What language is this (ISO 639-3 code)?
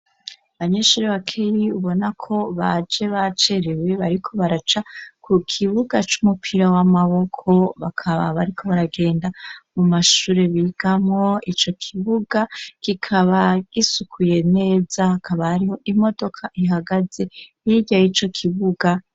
run